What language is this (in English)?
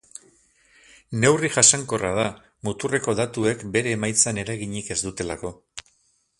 Basque